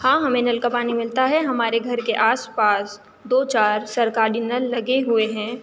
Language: Urdu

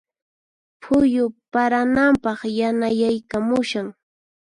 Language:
Puno Quechua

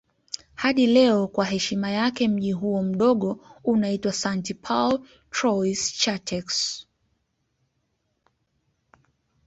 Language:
Swahili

